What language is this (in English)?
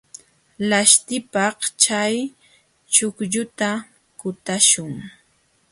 Jauja Wanca Quechua